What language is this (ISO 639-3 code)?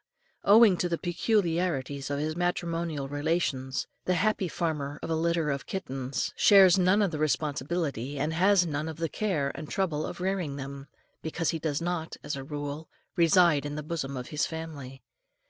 eng